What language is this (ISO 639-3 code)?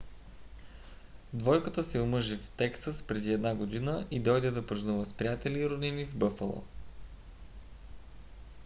bul